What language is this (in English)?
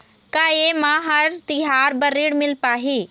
Chhattisgarhi